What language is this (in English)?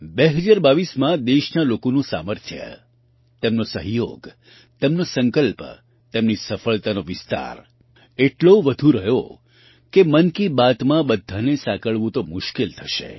Gujarati